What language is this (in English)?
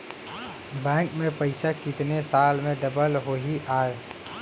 Chhattisgarhi